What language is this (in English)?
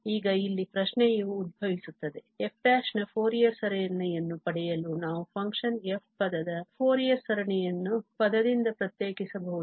Kannada